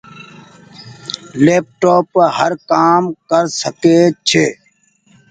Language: Goaria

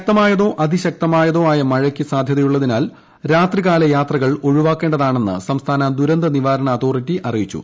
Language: Malayalam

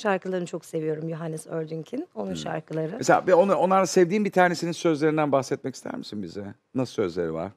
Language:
Turkish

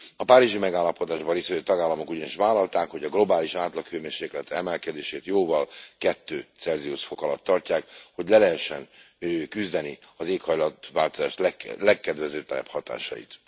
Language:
Hungarian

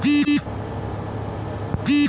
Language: Bangla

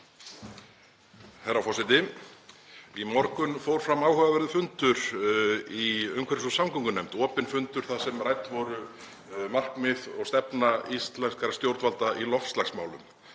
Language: Icelandic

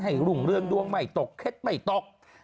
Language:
Thai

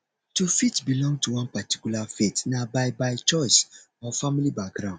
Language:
Nigerian Pidgin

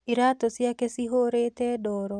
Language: Kikuyu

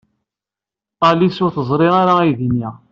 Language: Kabyle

